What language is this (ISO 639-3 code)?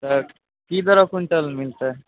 mai